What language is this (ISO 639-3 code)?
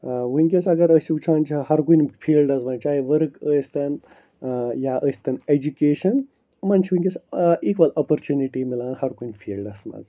kas